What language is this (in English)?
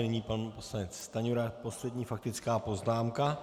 Czech